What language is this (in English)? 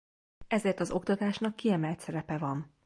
Hungarian